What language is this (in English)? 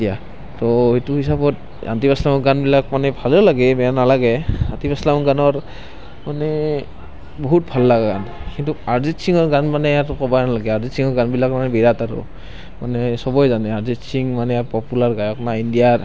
Assamese